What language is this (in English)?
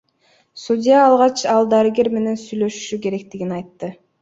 Kyrgyz